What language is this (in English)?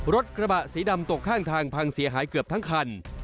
Thai